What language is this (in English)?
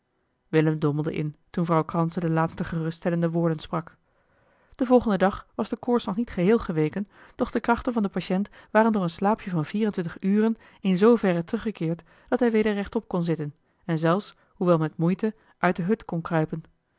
Dutch